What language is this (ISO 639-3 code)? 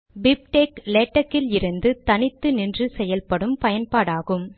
tam